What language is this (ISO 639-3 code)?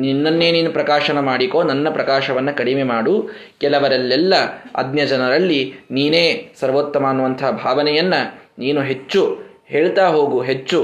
kan